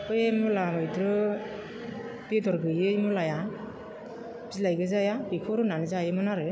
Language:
Bodo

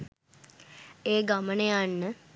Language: Sinhala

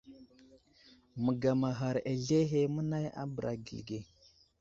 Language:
Wuzlam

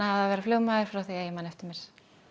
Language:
Icelandic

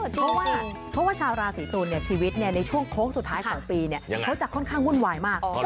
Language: Thai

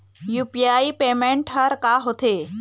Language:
Chhattisgarhi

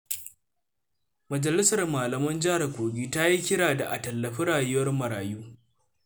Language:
Hausa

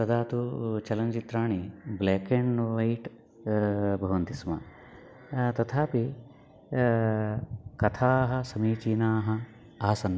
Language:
Sanskrit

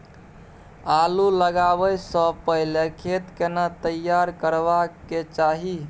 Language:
Maithili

